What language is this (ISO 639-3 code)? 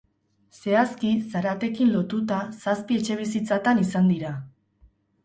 eus